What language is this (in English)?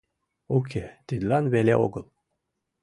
Mari